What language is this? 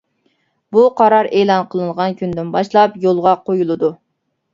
Uyghur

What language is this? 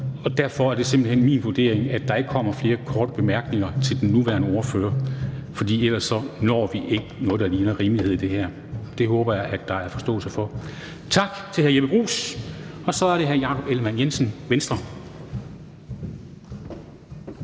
Danish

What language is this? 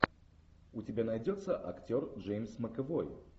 Russian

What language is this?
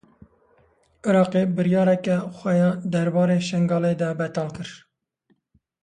Kurdish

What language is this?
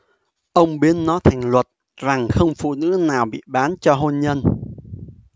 Vietnamese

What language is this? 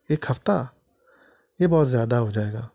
Urdu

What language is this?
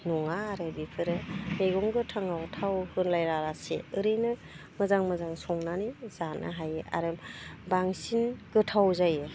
Bodo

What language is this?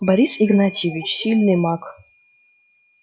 Russian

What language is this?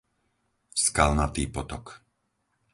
Slovak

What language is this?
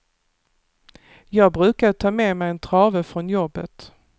Swedish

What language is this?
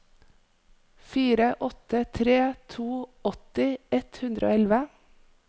Norwegian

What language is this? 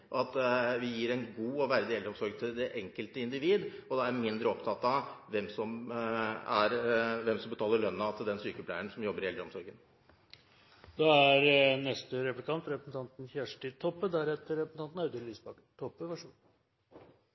Norwegian Bokmål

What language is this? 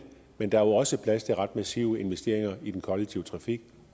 Danish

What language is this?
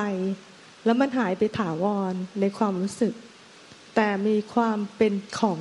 Thai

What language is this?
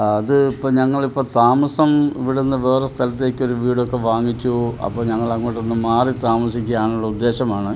Malayalam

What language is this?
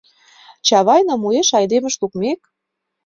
Mari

